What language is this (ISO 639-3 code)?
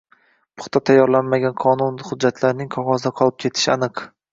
uzb